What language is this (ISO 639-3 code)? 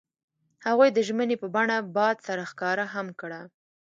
pus